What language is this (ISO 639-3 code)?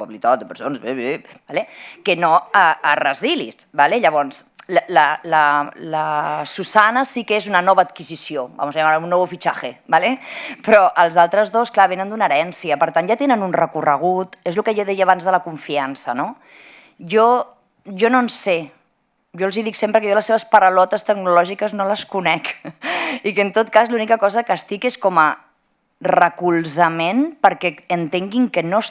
cat